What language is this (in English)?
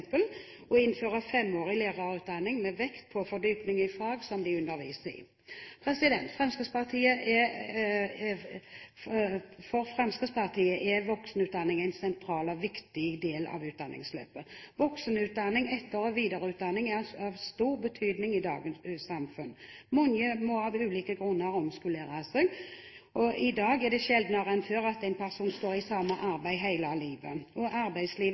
Norwegian Bokmål